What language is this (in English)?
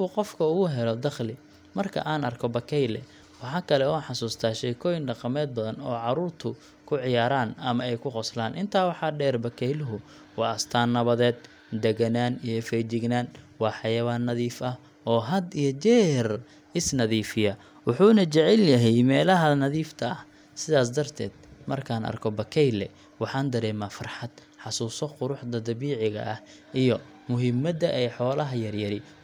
Somali